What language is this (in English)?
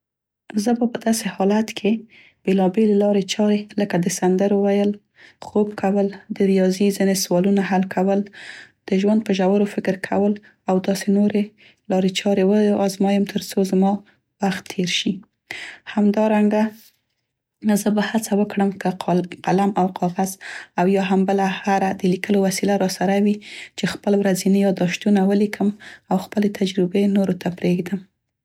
Central Pashto